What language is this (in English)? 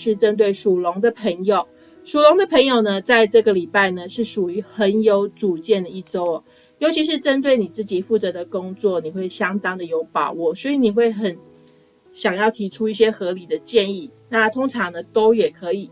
Chinese